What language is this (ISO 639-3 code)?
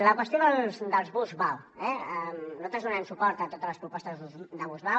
cat